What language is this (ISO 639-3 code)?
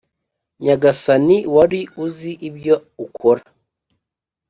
kin